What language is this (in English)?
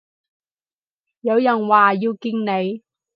Cantonese